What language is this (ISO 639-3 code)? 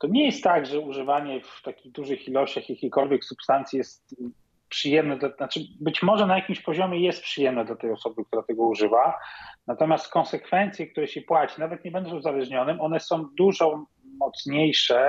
pol